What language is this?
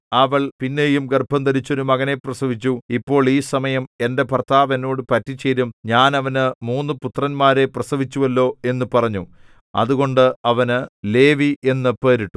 Malayalam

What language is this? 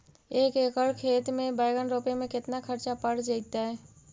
Magahi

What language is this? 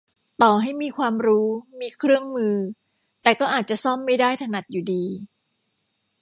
Thai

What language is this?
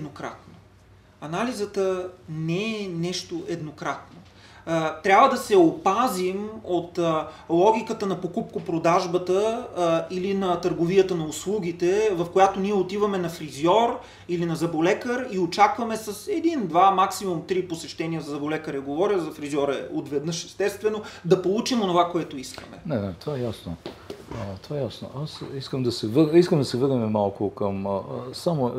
Bulgarian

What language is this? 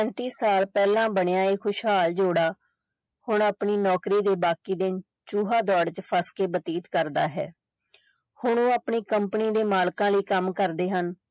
Punjabi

